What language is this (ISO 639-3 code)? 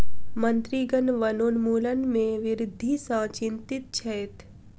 mai